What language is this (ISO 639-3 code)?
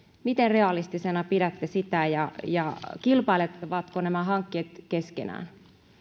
fin